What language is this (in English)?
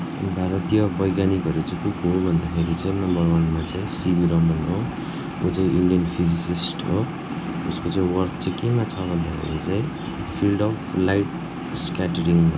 Nepali